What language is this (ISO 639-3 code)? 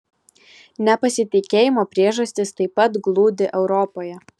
lit